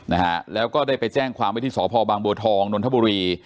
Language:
Thai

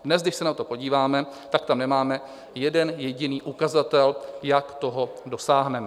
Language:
Czech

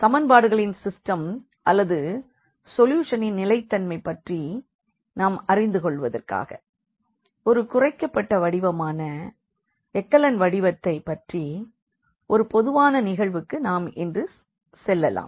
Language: Tamil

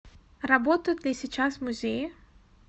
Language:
Russian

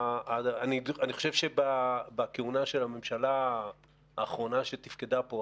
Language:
Hebrew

